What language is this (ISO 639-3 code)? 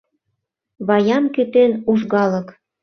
chm